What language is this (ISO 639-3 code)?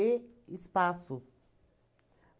por